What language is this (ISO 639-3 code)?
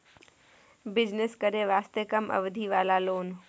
mai